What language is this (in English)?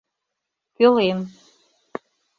Mari